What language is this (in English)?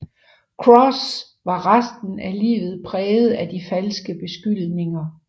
Danish